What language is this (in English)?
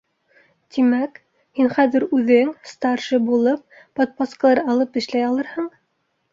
Bashkir